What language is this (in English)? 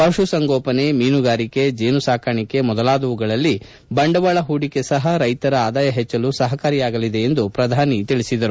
Kannada